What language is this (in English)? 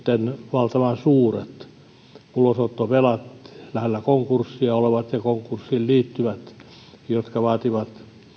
Finnish